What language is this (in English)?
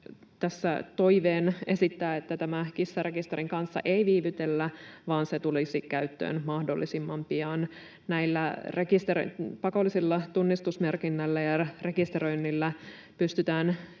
Finnish